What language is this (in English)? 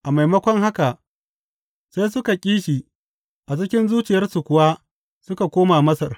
Hausa